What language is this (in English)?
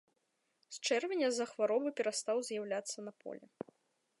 Belarusian